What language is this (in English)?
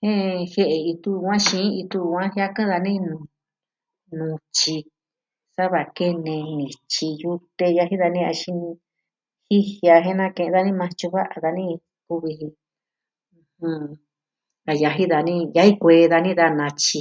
Southwestern Tlaxiaco Mixtec